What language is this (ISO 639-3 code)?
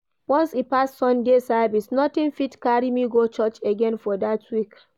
pcm